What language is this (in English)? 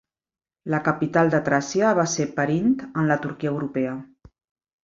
Catalan